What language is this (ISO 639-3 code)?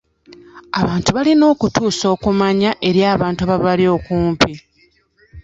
lug